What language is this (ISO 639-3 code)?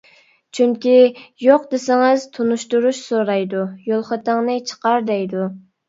uig